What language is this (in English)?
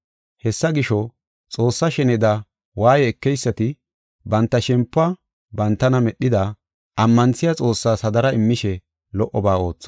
Gofa